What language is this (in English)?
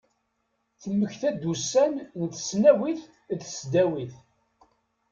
Kabyle